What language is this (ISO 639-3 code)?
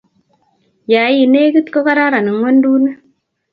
kln